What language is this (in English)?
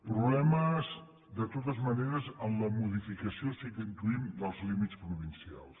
Catalan